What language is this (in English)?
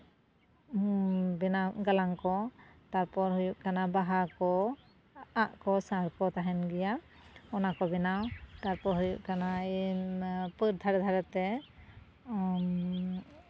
Santali